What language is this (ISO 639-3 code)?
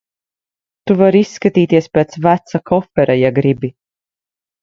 lav